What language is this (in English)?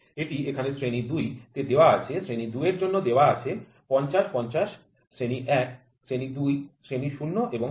Bangla